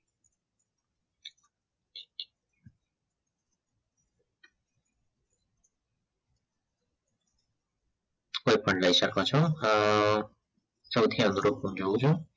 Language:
Gujarati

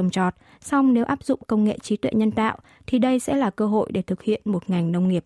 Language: Vietnamese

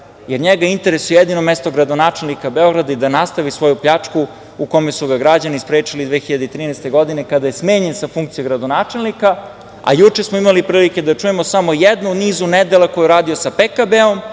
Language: Serbian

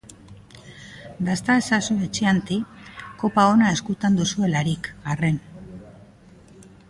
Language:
Basque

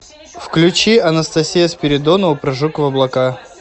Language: Russian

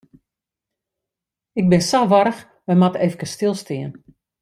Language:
Western Frisian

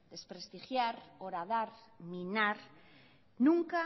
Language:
Spanish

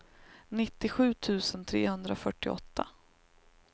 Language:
Swedish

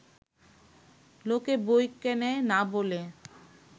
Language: Bangla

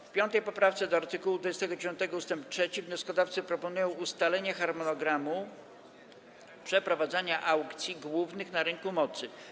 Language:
Polish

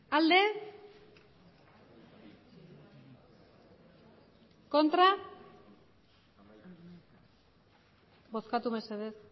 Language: Basque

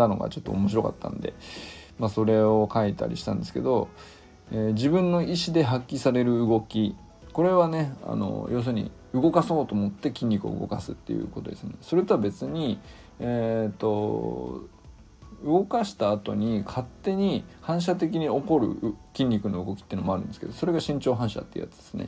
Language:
Japanese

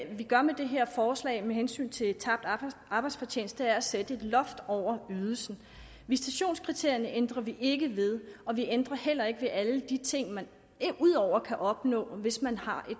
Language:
Danish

